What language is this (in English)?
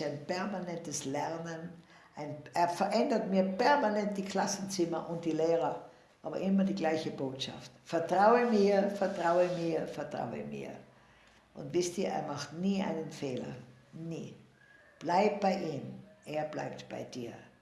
German